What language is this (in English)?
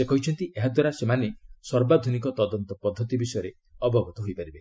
Odia